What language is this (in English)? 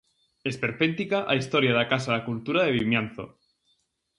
Galician